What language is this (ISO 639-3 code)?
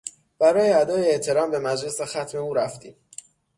fas